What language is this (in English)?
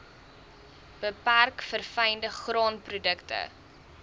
Afrikaans